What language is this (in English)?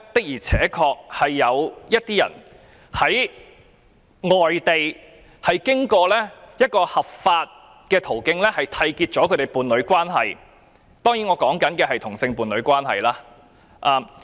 Cantonese